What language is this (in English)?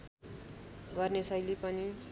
Nepali